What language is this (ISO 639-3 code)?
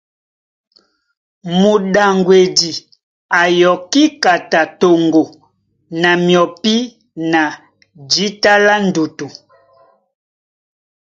dua